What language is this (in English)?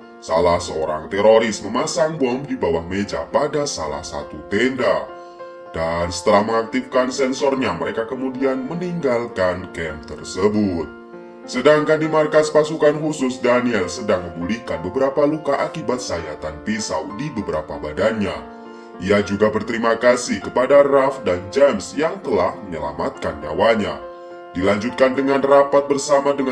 Indonesian